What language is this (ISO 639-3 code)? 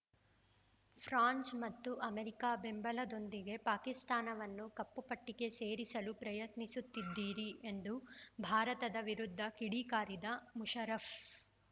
kan